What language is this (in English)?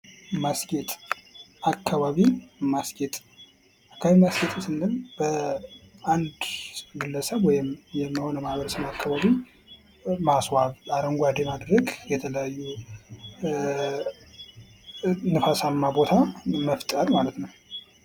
Amharic